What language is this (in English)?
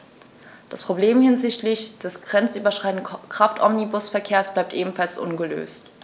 German